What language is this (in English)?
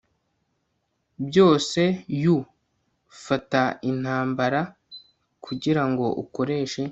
Kinyarwanda